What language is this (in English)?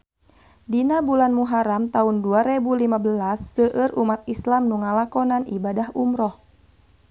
Sundanese